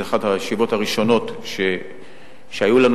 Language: Hebrew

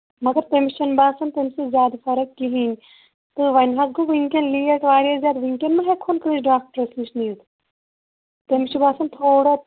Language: Kashmiri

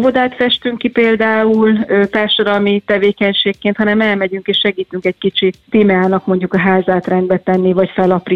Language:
Hungarian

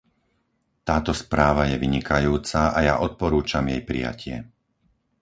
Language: Slovak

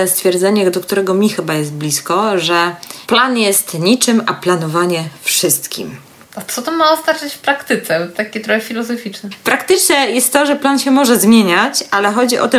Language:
Polish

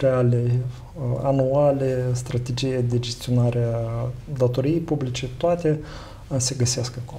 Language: Romanian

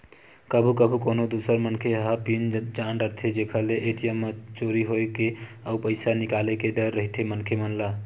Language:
Chhattisgarhi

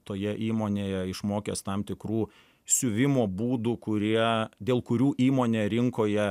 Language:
Lithuanian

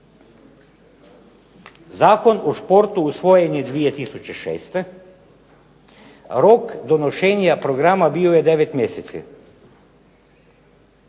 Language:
Croatian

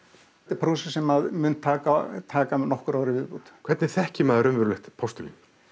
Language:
Icelandic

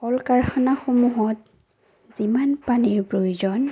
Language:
Assamese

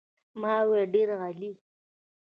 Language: Pashto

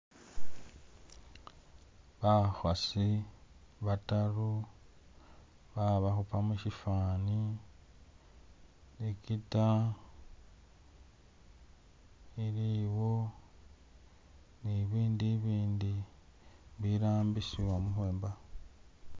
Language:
Masaaba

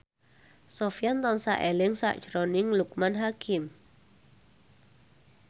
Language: Javanese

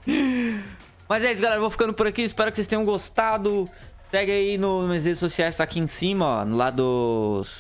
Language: Portuguese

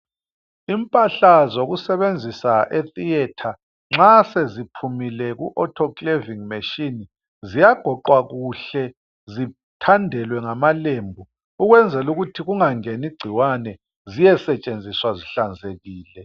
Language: North Ndebele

